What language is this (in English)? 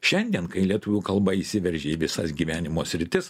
Lithuanian